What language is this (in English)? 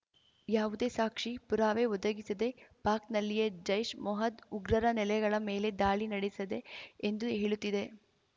Kannada